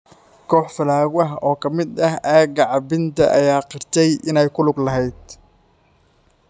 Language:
Somali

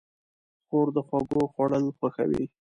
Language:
Pashto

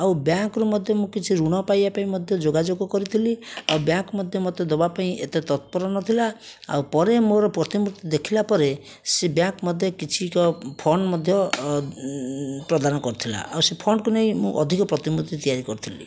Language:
Odia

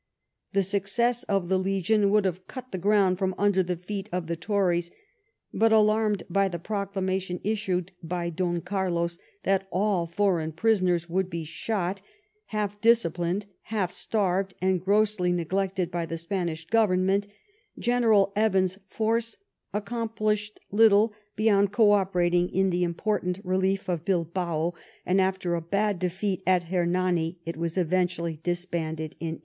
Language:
English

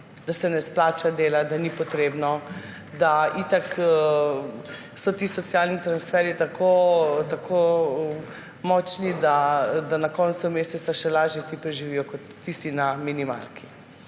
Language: Slovenian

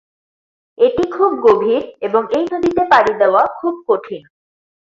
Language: Bangla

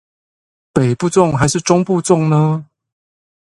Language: Chinese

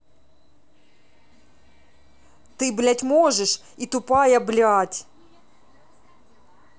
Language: Russian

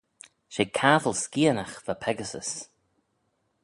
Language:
Manx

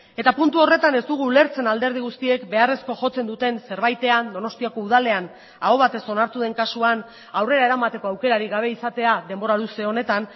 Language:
Basque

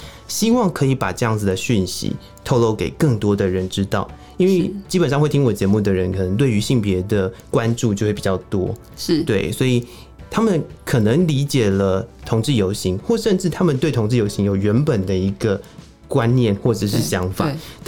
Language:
Chinese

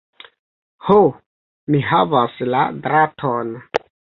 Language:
Esperanto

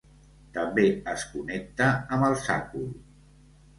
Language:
Catalan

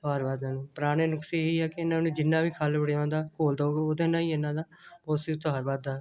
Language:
Punjabi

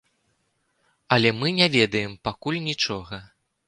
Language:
Belarusian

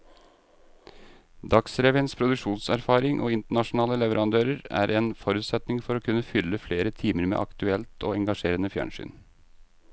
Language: Norwegian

